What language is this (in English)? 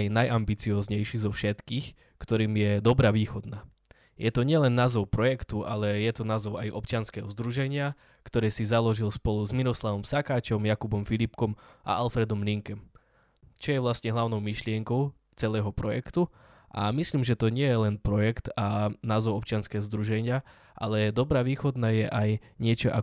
Slovak